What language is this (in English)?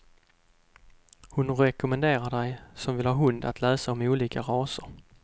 Swedish